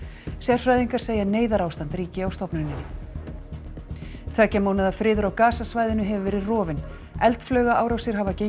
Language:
Icelandic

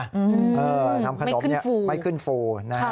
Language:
Thai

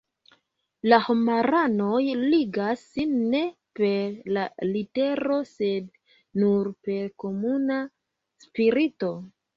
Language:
Esperanto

